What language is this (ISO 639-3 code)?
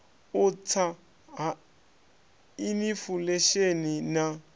ven